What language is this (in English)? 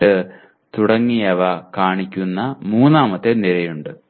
Malayalam